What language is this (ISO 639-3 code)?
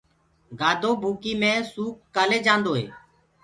ggg